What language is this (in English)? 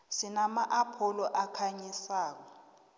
South Ndebele